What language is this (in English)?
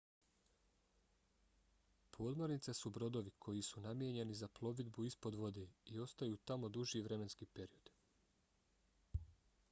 Bosnian